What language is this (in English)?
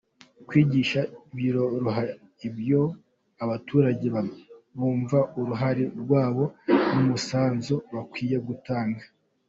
Kinyarwanda